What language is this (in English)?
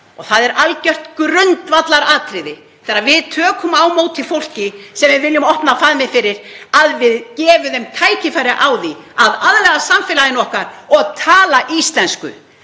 Icelandic